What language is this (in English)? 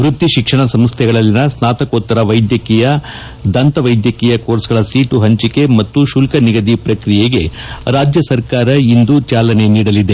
Kannada